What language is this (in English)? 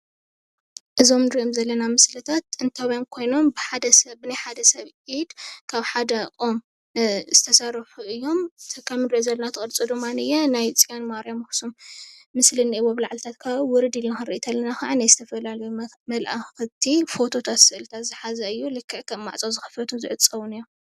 Tigrinya